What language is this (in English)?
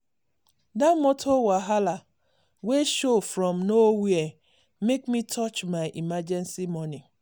Nigerian Pidgin